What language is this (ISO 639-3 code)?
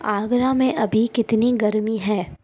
hin